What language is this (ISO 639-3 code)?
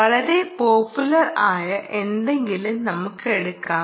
mal